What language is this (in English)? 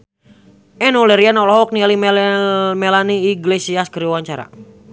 Sundanese